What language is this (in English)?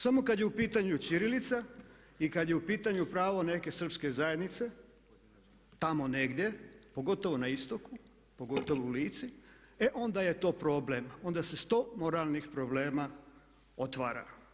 Croatian